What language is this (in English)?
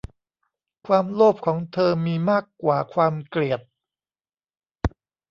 Thai